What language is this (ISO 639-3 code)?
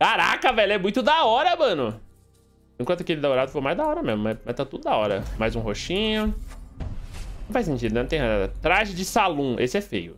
por